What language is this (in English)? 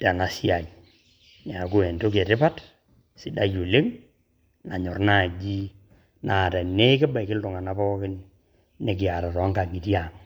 Masai